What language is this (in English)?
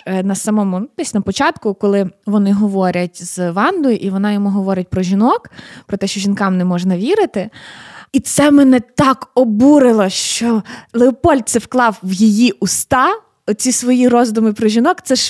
Ukrainian